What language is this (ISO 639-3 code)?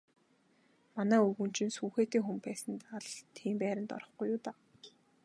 mon